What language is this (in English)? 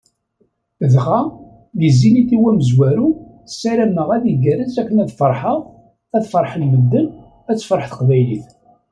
Kabyle